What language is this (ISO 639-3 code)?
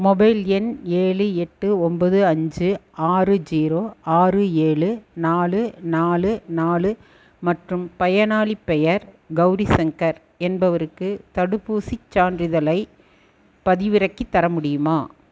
tam